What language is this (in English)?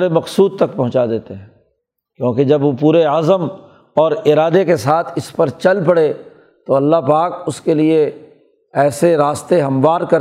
Urdu